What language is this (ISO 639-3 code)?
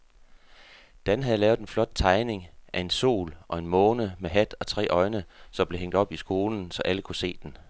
dan